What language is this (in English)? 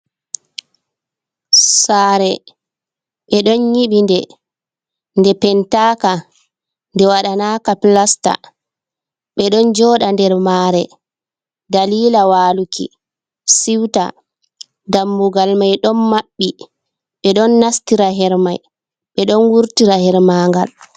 Fula